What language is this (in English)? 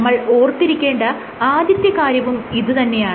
Malayalam